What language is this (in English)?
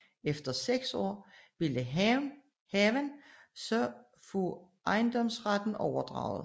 Danish